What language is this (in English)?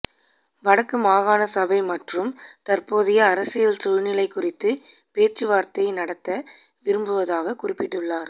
Tamil